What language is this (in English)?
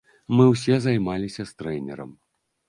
Belarusian